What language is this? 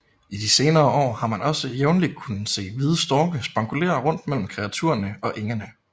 Danish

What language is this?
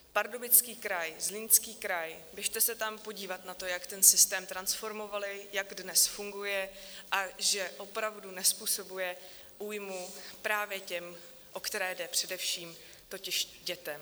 Czech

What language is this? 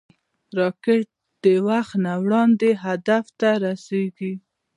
Pashto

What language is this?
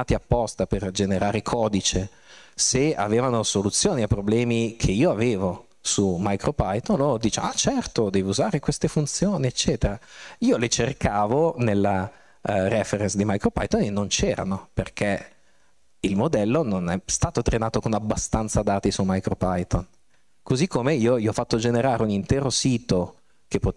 Italian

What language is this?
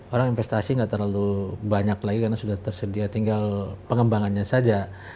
Indonesian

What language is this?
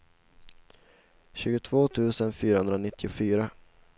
Swedish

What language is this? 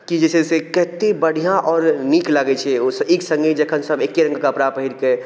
Maithili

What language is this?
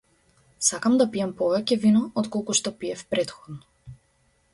Macedonian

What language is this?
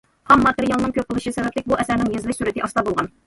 Uyghur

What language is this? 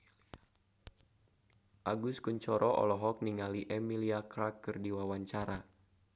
Sundanese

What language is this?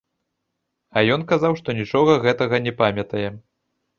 Belarusian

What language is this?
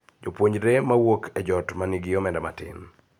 Luo (Kenya and Tanzania)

